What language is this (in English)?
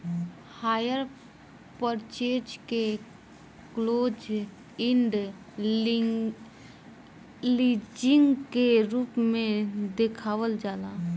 Bhojpuri